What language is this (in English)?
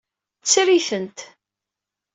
Kabyle